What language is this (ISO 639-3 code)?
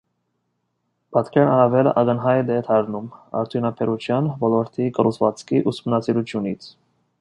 hye